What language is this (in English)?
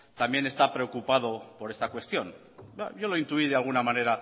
Spanish